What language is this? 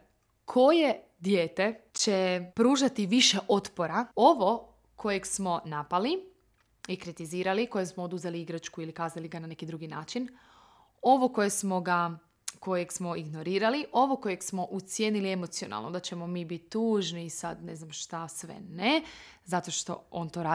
Croatian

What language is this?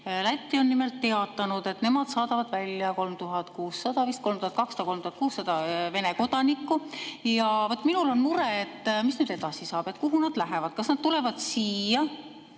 Estonian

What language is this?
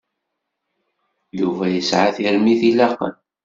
Kabyle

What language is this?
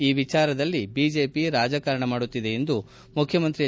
Kannada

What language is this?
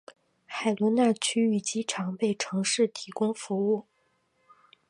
Chinese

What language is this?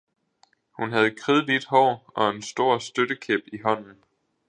Danish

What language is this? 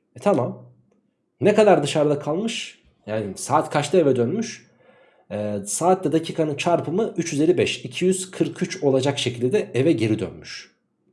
Turkish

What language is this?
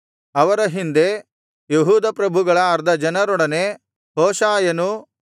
Kannada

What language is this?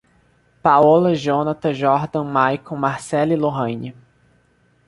Portuguese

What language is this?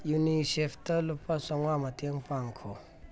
Manipuri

